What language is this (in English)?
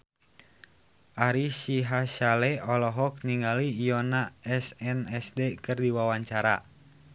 Sundanese